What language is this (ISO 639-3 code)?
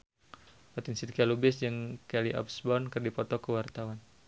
sun